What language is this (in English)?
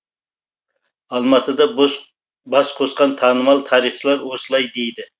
Kazakh